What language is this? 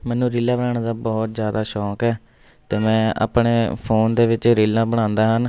Punjabi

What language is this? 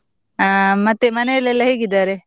Kannada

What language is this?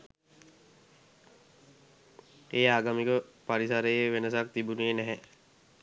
Sinhala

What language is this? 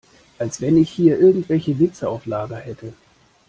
German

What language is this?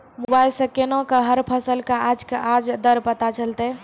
Maithili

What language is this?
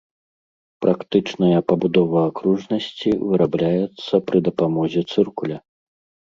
Belarusian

